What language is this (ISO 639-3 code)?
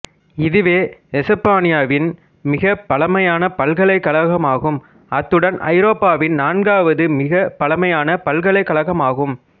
tam